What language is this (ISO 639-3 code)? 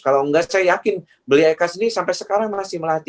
ind